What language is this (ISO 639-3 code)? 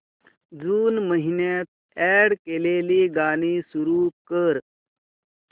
mar